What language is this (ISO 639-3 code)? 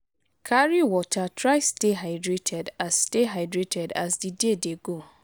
pcm